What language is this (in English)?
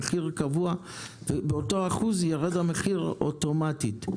Hebrew